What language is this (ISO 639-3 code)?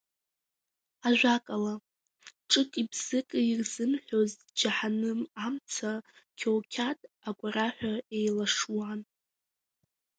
abk